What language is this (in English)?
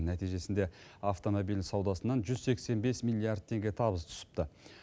Kazakh